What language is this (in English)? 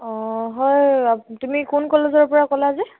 Assamese